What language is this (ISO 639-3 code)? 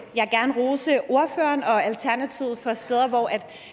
dan